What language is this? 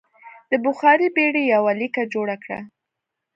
Pashto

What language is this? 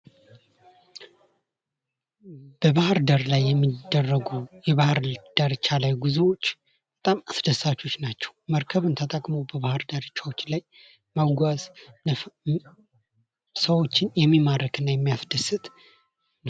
Amharic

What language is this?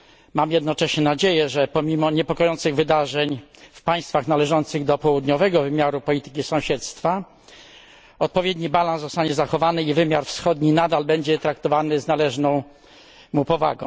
Polish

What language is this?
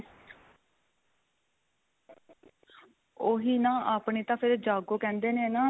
Punjabi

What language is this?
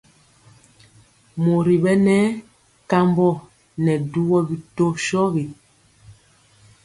Mpiemo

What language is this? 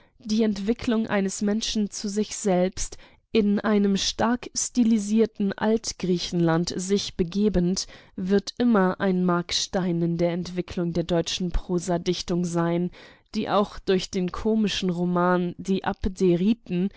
German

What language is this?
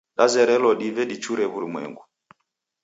Taita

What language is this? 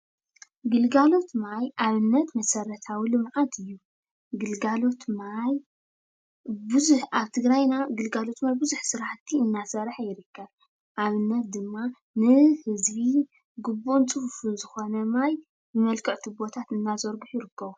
Tigrinya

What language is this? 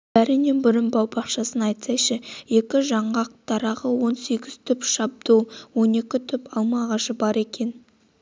Kazakh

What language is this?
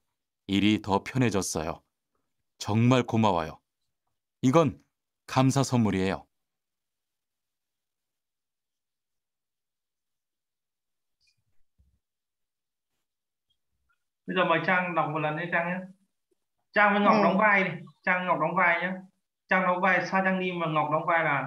Vietnamese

